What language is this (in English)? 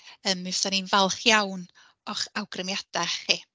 Welsh